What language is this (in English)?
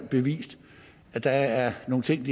Danish